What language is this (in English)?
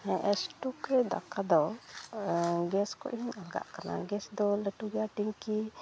Santali